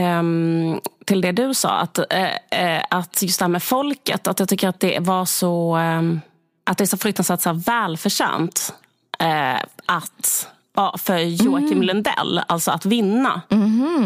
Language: Swedish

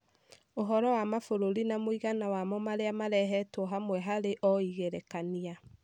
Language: Kikuyu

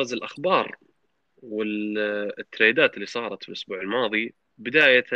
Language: Arabic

